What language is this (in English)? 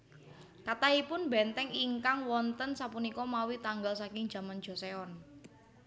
Javanese